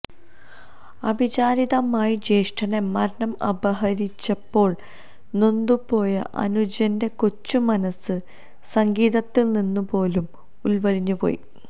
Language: Malayalam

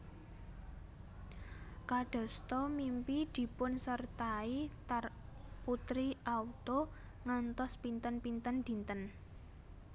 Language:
Javanese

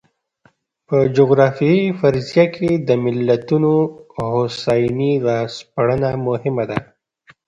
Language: Pashto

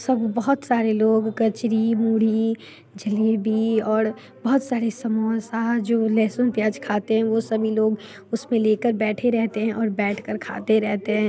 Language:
Hindi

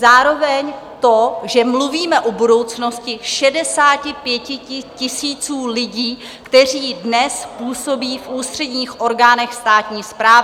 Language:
Czech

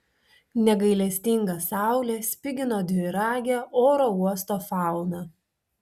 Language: Lithuanian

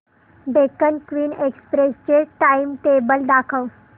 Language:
Marathi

